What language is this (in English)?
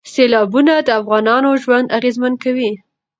Pashto